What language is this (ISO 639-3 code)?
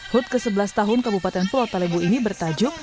ind